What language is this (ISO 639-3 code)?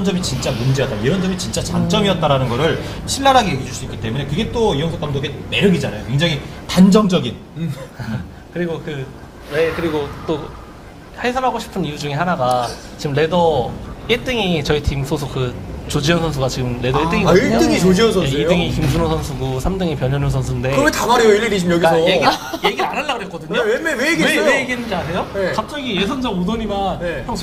kor